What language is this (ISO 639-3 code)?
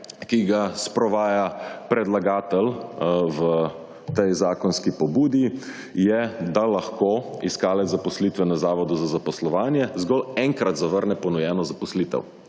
slv